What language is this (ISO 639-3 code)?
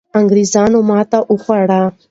pus